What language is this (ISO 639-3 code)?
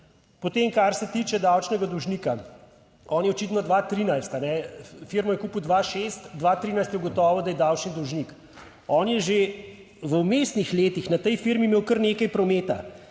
slv